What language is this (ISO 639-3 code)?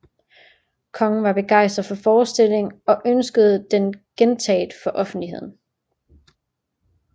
dan